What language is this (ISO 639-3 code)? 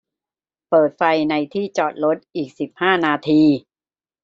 tha